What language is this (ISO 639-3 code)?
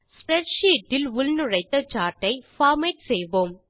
tam